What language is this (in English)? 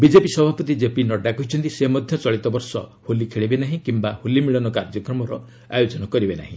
Odia